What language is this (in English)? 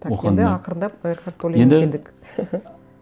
Kazakh